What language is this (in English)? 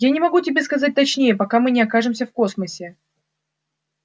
Russian